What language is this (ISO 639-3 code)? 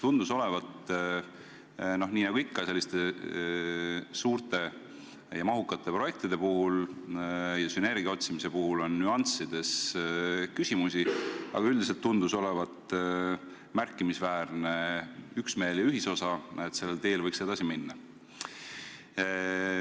est